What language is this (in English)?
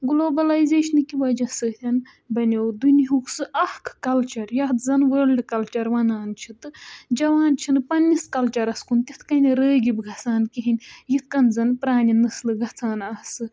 Kashmiri